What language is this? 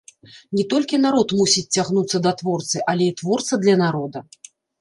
Belarusian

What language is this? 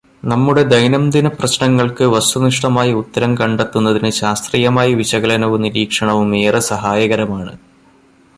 Malayalam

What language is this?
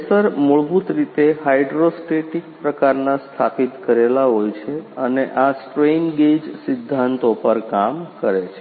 Gujarati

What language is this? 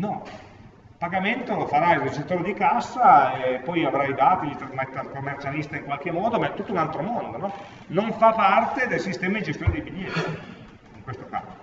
Italian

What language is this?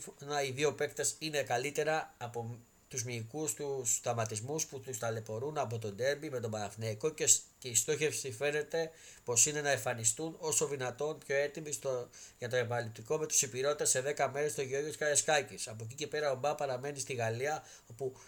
Greek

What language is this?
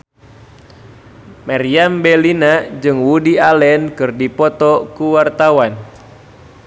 Sundanese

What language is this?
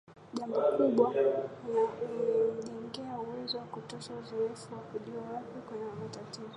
Swahili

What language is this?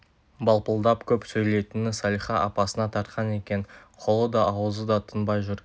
Kazakh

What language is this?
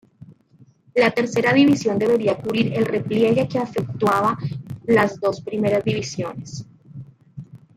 Spanish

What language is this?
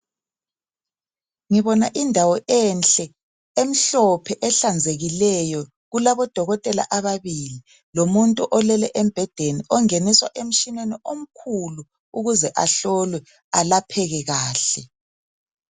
North Ndebele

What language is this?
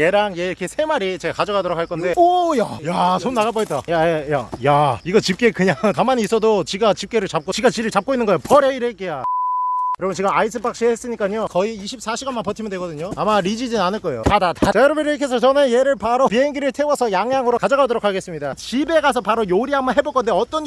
Korean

